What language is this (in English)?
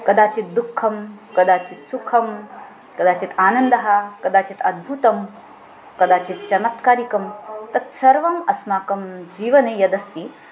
Sanskrit